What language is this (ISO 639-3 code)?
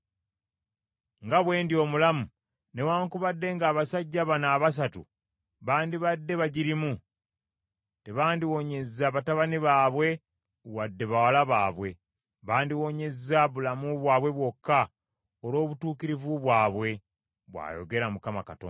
lug